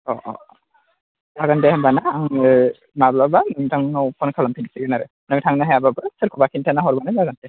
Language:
Bodo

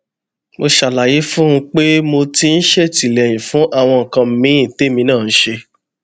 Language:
Yoruba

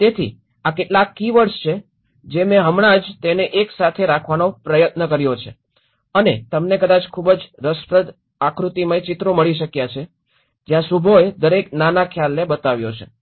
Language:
Gujarati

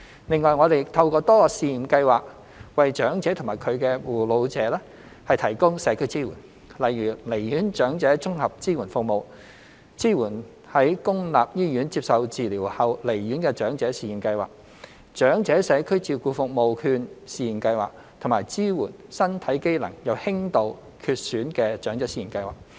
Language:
Cantonese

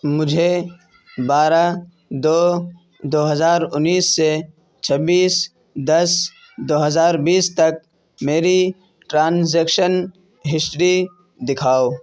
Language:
Urdu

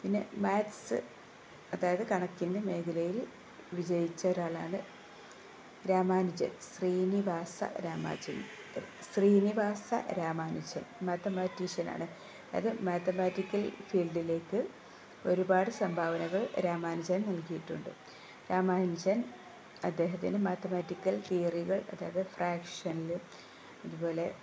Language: Malayalam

